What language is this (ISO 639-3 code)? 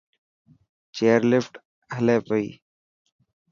mki